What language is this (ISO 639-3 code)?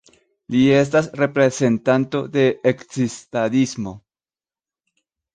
epo